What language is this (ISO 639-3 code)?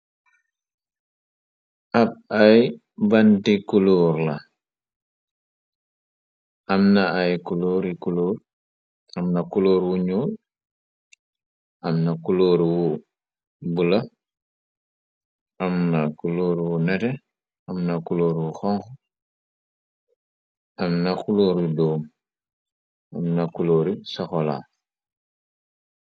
wol